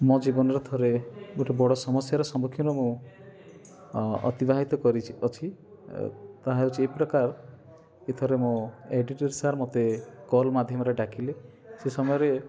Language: Odia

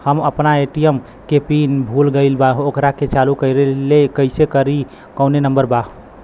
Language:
Bhojpuri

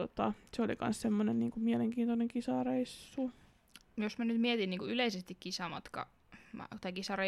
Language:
Finnish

